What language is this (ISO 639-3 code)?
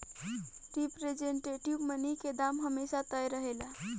bho